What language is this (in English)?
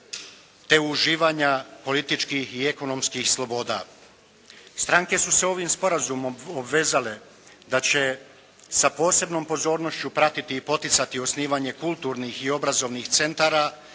Croatian